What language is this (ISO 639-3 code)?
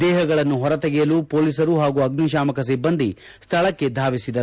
kan